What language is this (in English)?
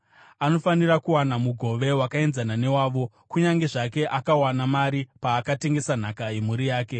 Shona